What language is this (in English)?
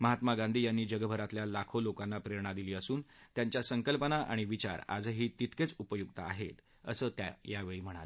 Marathi